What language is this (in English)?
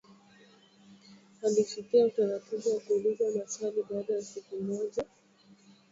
Swahili